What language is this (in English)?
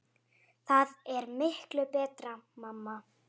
Icelandic